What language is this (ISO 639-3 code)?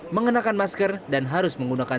ind